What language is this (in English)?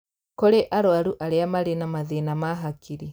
Kikuyu